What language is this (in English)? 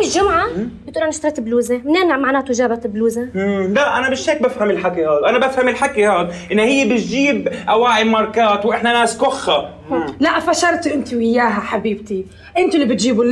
Arabic